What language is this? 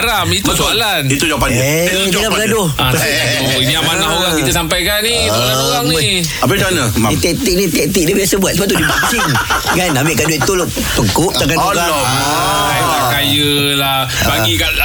Malay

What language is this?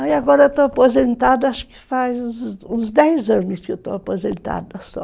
Portuguese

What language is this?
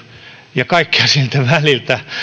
Finnish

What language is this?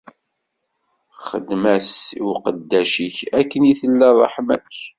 Kabyle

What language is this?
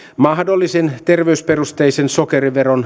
Finnish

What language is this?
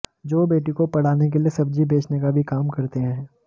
Hindi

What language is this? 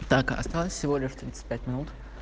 Russian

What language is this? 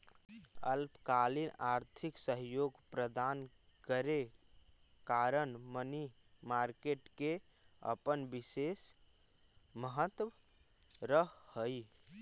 Magahi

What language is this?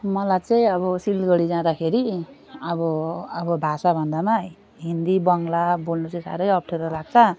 Nepali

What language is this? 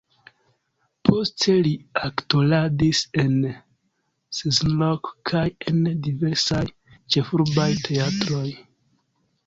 Esperanto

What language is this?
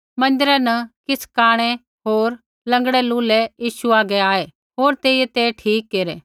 Kullu Pahari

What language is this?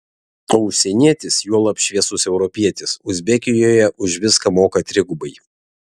Lithuanian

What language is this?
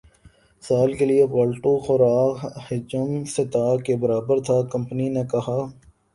Urdu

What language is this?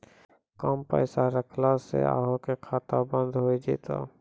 Maithili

